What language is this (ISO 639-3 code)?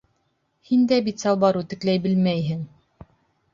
bak